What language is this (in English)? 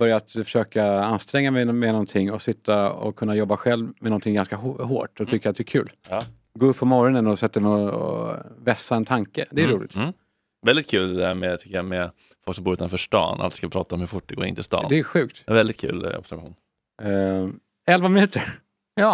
Swedish